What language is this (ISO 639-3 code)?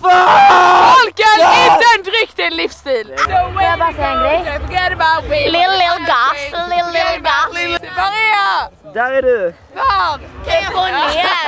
swe